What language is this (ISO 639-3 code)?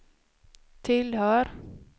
swe